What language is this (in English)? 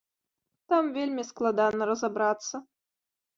Belarusian